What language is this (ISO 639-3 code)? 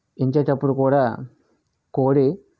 tel